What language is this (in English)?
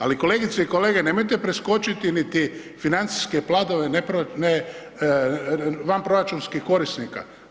Croatian